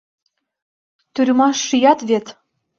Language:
Mari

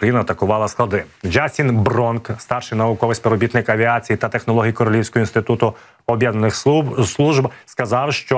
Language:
Ukrainian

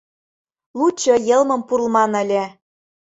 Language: Mari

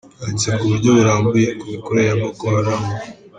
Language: Kinyarwanda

